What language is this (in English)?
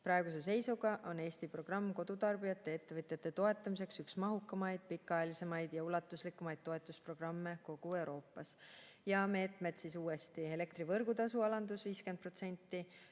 Estonian